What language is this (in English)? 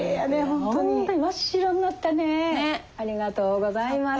Japanese